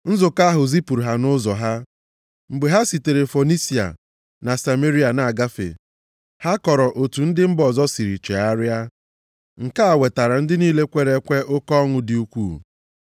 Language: Igbo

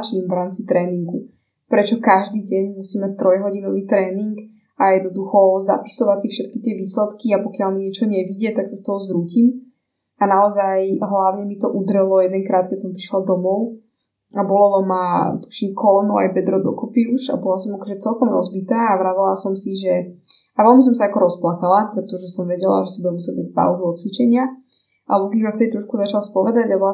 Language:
Slovak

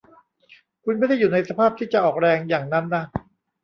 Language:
Thai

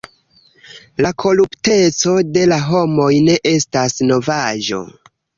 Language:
Esperanto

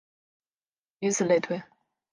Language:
Chinese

